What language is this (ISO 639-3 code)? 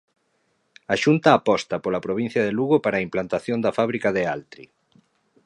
glg